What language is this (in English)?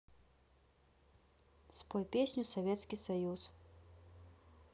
Russian